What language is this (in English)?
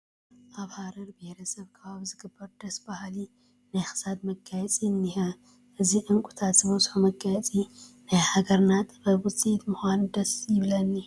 Tigrinya